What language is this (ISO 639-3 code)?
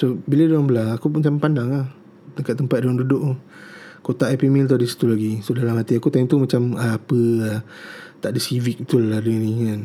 msa